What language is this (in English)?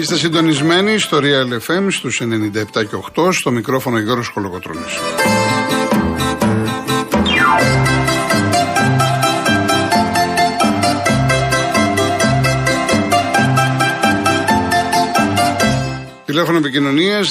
Greek